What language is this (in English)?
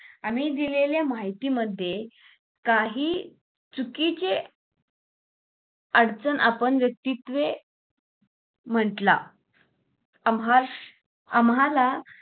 Marathi